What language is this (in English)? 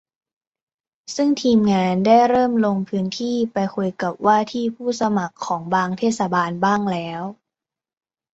Thai